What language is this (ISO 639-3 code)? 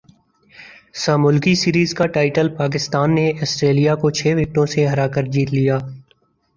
urd